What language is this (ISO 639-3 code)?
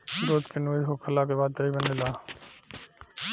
bho